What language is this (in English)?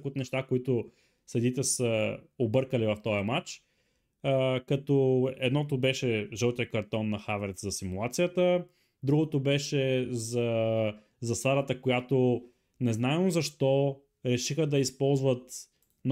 Bulgarian